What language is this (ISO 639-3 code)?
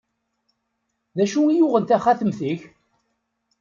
kab